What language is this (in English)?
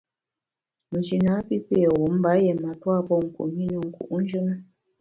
Bamun